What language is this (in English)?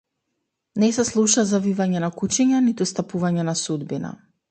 Macedonian